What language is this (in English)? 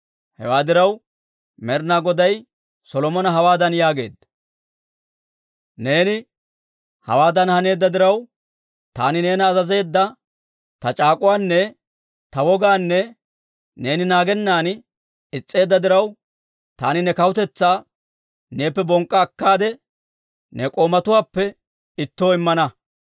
Dawro